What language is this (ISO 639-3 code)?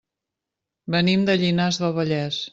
cat